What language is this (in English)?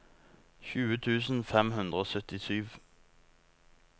Norwegian